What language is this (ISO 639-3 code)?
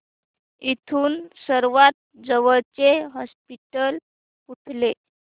mar